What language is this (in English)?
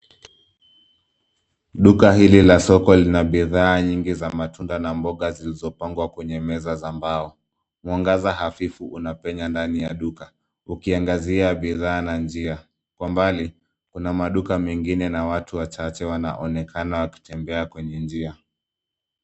Swahili